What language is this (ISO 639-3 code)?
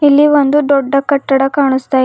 kan